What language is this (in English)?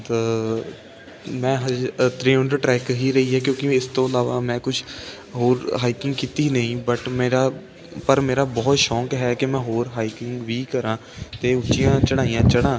Punjabi